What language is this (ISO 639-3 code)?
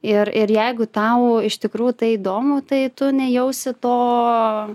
lit